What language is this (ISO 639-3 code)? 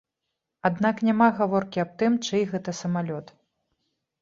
bel